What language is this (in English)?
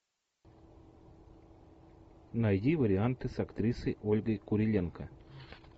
Russian